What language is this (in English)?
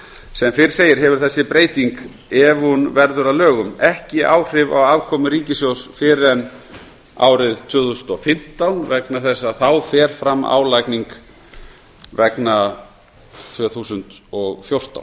Icelandic